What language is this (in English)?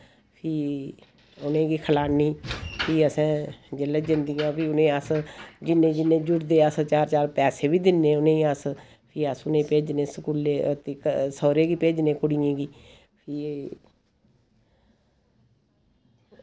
Dogri